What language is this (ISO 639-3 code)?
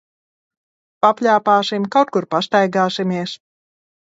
lav